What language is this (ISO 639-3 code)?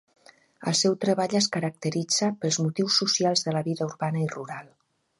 cat